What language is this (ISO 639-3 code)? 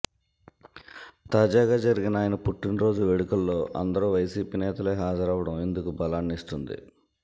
tel